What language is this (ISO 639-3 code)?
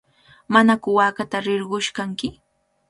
qvl